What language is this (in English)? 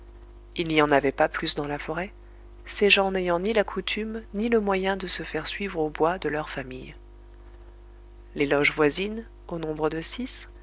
French